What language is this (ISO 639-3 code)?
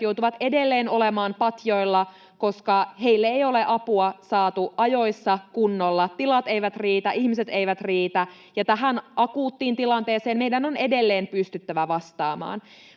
fin